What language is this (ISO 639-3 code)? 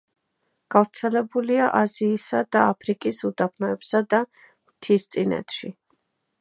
kat